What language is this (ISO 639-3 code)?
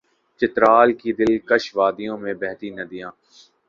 urd